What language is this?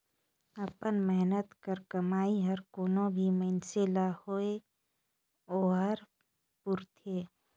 Chhattisgarhi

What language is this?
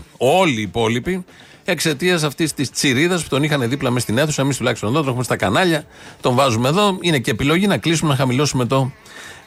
Greek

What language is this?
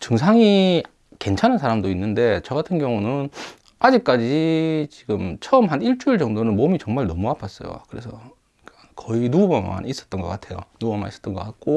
Korean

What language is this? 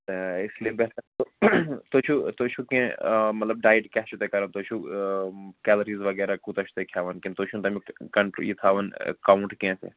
Kashmiri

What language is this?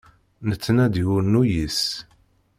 Kabyle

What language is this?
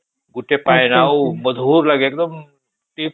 Odia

